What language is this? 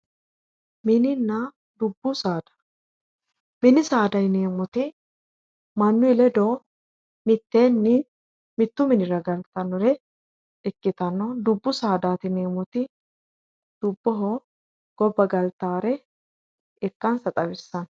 Sidamo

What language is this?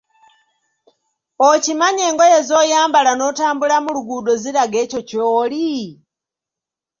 Ganda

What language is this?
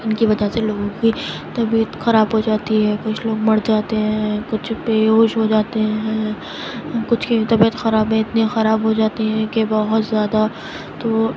Urdu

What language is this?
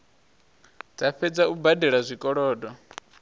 Venda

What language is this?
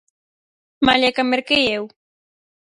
Galician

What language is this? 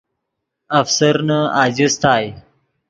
Yidgha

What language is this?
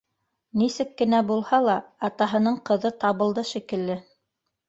Bashkir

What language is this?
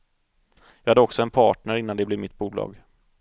Swedish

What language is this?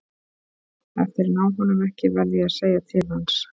Icelandic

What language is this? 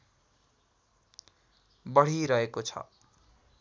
Nepali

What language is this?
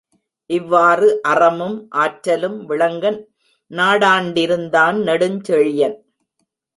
Tamil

